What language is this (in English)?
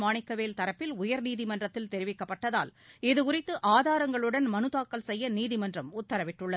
Tamil